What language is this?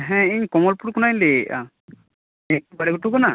Santali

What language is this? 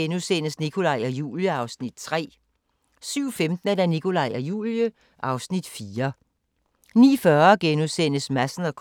Danish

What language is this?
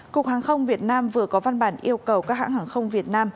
Vietnamese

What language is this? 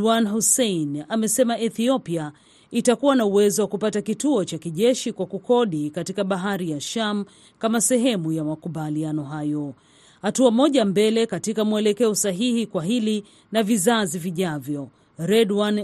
Swahili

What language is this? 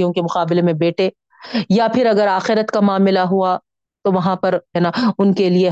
Urdu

